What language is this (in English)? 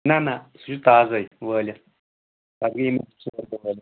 Kashmiri